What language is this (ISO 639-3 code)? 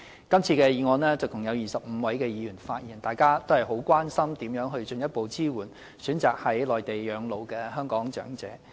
yue